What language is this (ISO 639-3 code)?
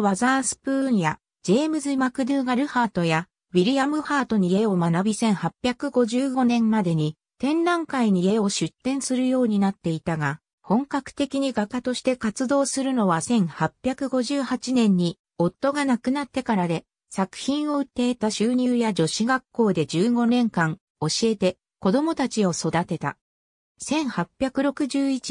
jpn